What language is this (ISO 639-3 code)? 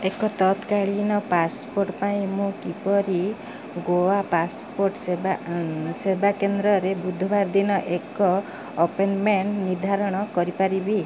ori